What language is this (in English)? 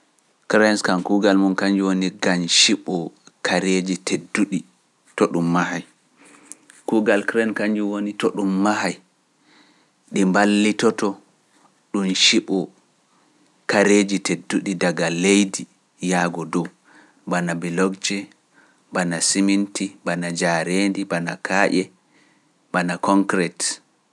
Pular